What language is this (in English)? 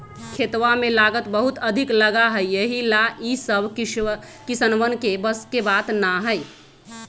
Magahi